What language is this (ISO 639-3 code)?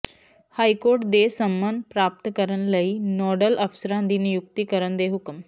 pan